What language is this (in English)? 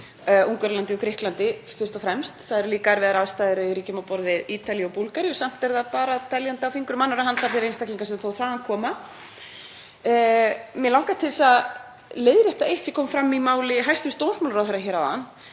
Icelandic